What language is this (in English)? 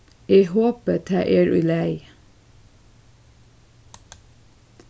Faroese